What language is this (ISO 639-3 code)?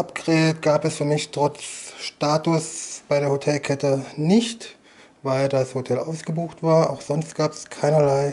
deu